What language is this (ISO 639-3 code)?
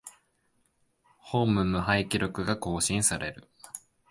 jpn